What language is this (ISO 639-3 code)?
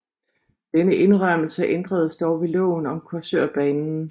dan